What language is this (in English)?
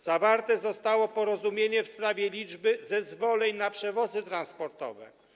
Polish